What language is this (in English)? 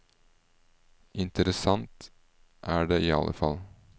Norwegian